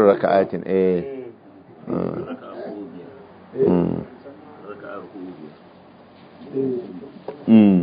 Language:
Arabic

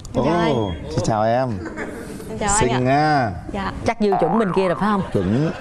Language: Vietnamese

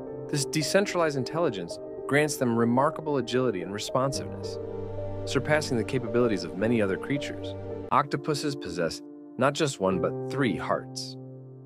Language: English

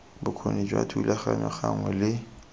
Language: Tswana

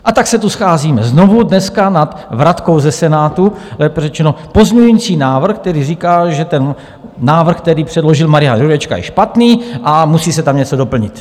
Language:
Czech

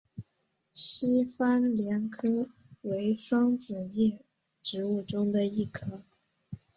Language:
Chinese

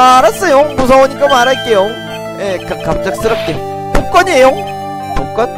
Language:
Korean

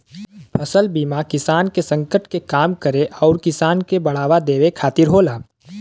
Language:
Bhojpuri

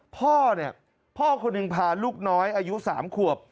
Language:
Thai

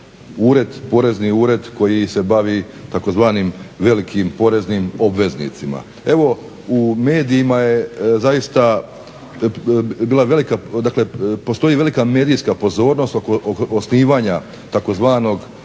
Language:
Croatian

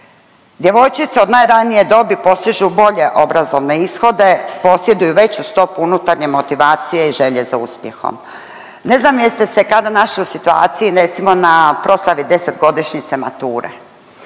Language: Croatian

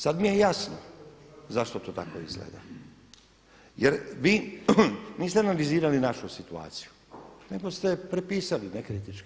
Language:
Croatian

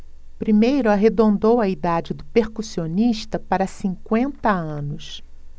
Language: Portuguese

